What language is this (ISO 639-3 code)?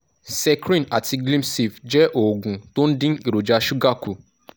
yor